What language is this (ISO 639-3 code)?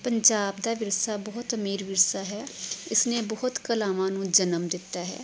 pan